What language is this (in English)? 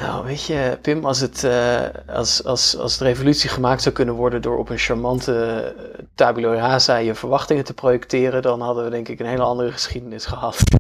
Dutch